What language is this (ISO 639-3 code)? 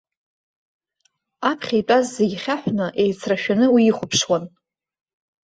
abk